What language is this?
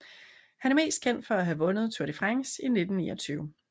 Danish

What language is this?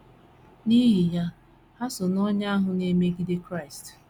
Igbo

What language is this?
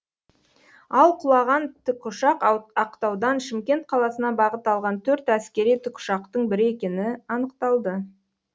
Kazakh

